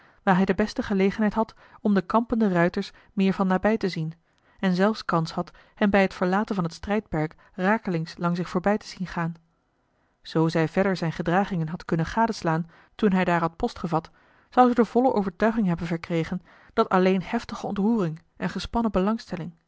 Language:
Dutch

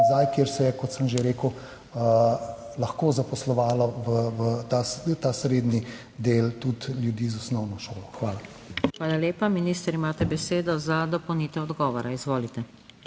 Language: Slovenian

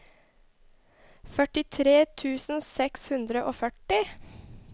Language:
Norwegian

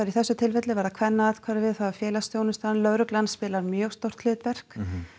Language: Icelandic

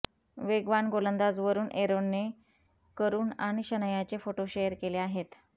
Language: Marathi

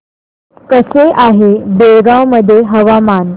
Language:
Marathi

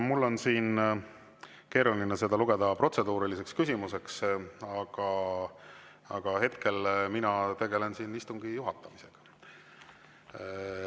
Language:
Estonian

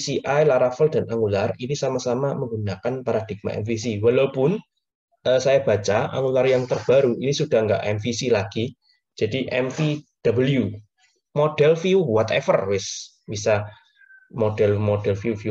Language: Indonesian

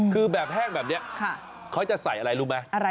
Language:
Thai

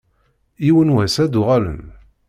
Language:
Kabyle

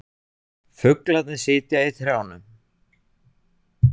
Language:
Icelandic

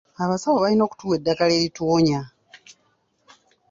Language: Ganda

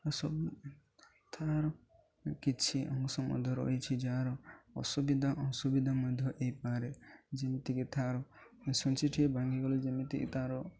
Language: Odia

